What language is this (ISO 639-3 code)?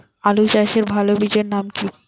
ben